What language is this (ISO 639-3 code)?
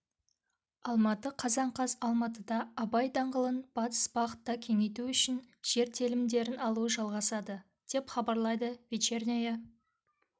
kaz